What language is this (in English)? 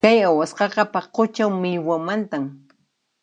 Puno Quechua